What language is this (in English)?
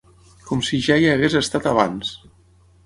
Catalan